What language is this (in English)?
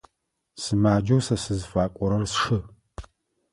Adyghe